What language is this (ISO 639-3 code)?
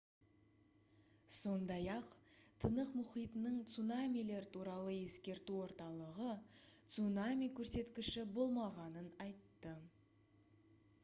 kaz